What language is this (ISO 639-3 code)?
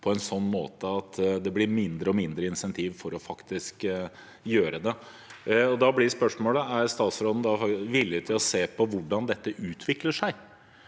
nor